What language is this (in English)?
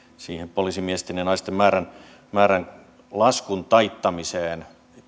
Finnish